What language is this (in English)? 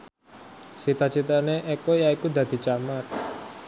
Javanese